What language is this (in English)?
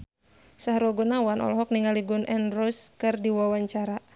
Sundanese